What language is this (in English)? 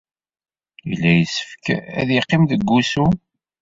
Kabyle